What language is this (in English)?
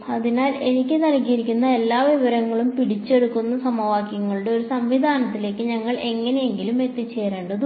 Malayalam